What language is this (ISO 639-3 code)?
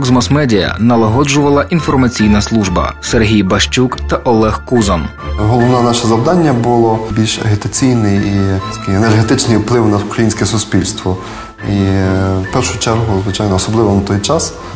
ukr